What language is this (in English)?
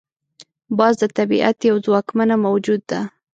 Pashto